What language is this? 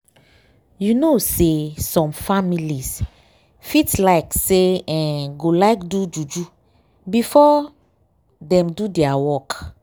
Nigerian Pidgin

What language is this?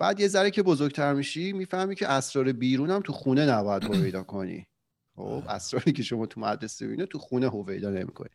Persian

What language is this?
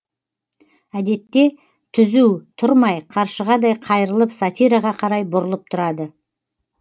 Kazakh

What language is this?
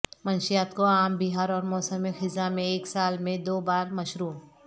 Urdu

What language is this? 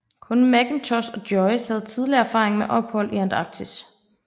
Danish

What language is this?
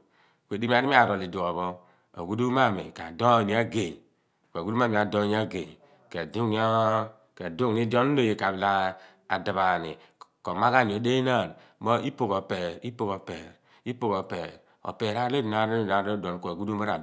Abua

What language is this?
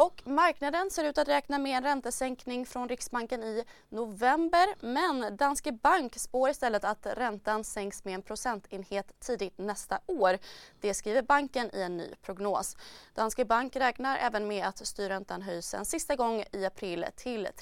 Swedish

